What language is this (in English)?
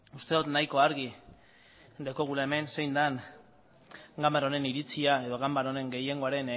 Basque